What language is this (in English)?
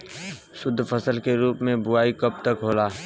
Bhojpuri